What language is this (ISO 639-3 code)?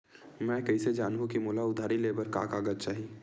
hne